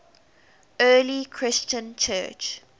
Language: English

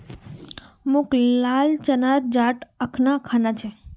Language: Magahi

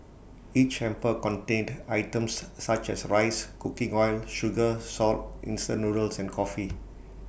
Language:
English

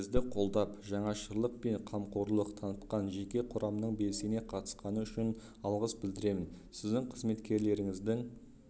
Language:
Kazakh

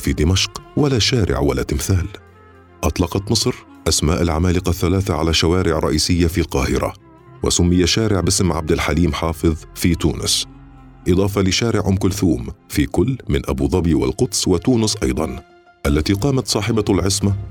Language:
Arabic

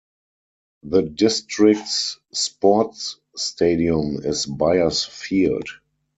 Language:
English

